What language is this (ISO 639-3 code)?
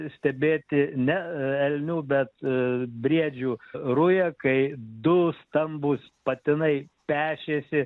lit